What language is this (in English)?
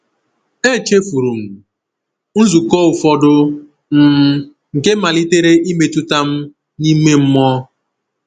Igbo